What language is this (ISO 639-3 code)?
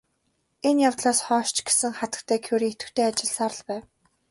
mon